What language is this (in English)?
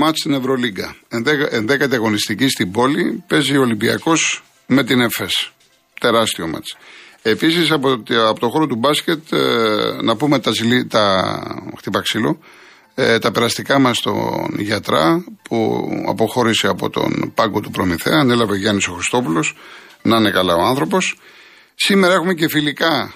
Greek